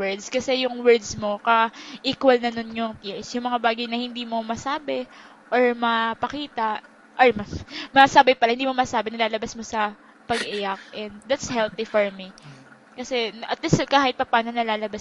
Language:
Filipino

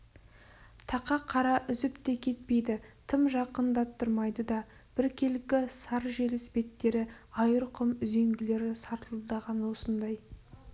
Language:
Kazakh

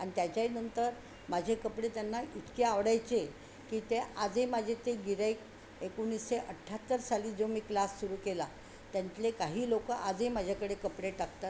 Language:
Marathi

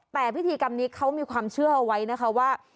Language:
Thai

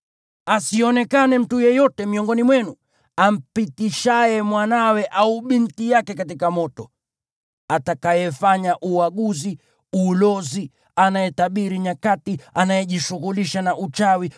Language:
Swahili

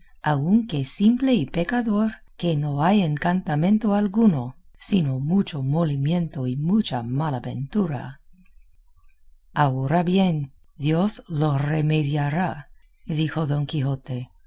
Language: Spanish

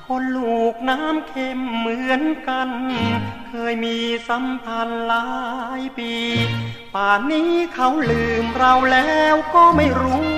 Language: Thai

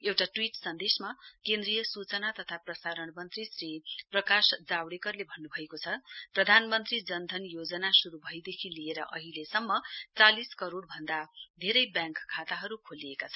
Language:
Nepali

